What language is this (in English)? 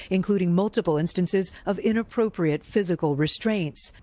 English